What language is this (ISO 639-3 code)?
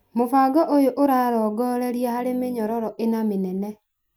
kik